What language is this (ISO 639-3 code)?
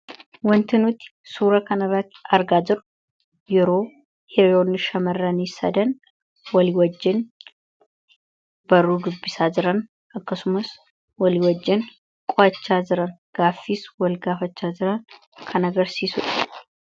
orm